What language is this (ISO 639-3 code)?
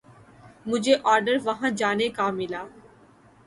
urd